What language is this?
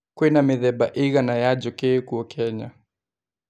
Kikuyu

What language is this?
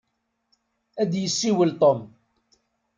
Kabyle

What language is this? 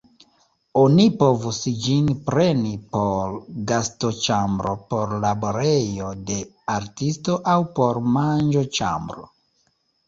Esperanto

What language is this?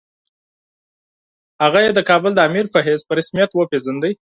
Pashto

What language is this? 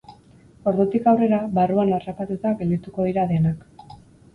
Basque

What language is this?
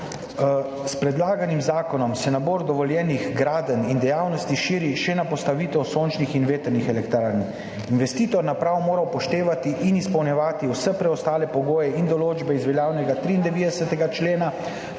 Slovenian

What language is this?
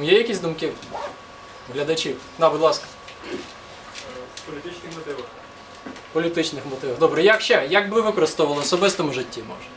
Russian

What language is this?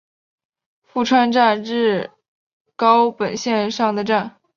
Chinese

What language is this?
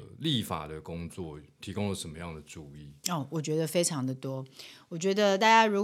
Chinese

